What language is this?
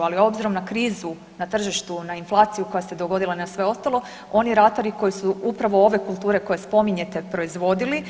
Croatian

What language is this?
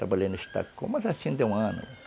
Portuguese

